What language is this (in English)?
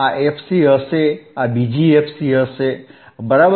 Gujarati